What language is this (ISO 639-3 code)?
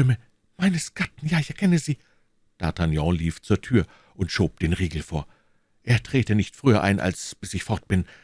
deu